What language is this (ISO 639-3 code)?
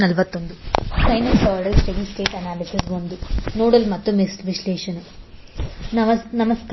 kan